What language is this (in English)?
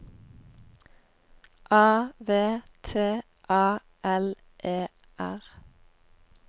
Norwegian